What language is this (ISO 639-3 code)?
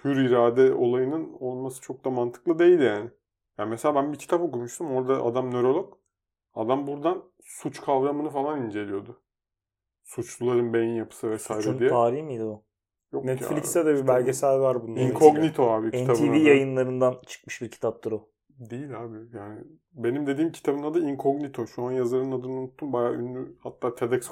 tur